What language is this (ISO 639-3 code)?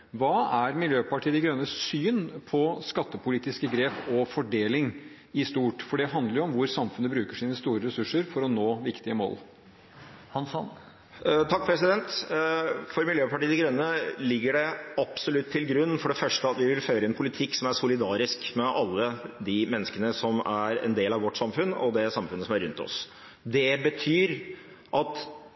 nob